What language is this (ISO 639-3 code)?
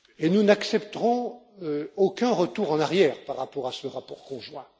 fra